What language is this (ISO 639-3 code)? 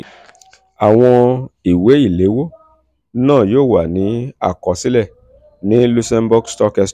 yor